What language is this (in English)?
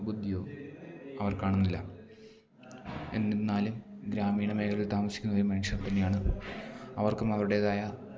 Malayalam